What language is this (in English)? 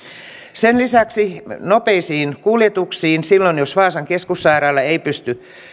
Finnish